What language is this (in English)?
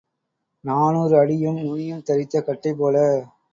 Tamil